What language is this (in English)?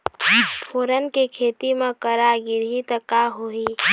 Chhattisgarhi